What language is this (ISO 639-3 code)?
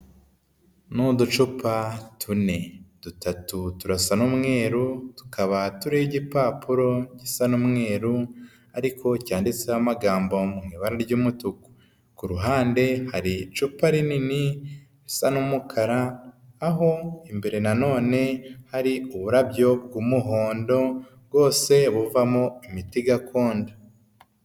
kin